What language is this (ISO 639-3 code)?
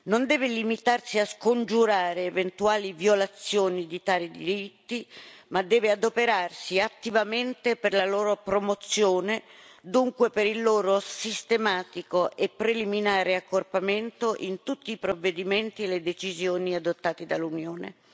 ita